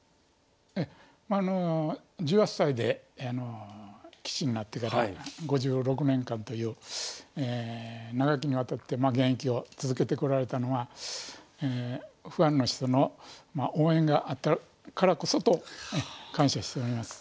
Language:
Japanese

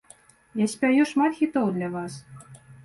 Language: Belarusian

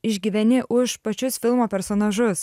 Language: Lithuanian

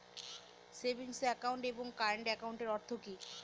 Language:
Bangla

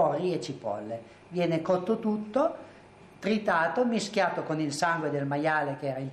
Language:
Italian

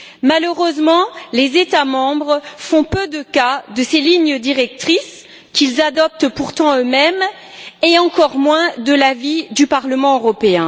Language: French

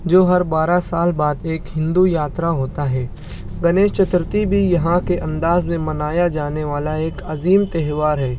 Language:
Urdu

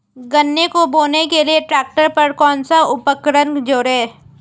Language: Hindi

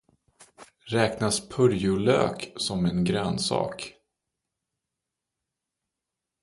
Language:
Swedish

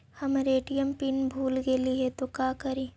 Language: Magahi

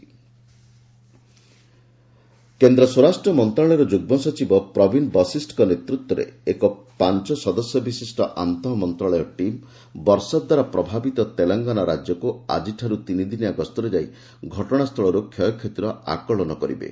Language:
Odia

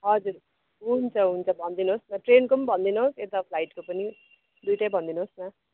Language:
Nepali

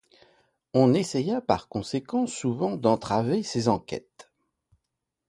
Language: French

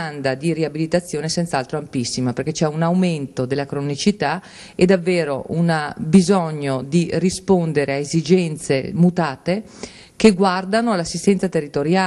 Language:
Italian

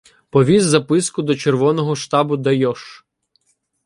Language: Ukrainian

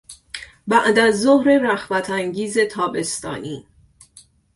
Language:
Persian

